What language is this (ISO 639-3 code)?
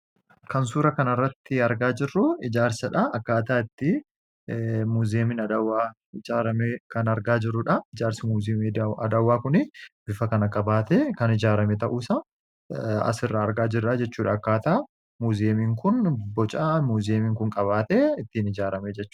orm